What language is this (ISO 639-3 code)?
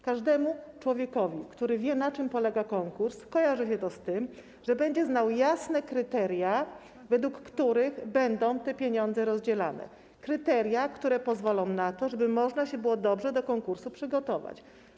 pol